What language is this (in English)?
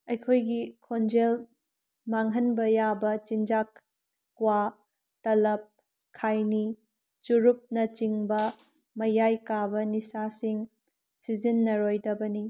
Manipuri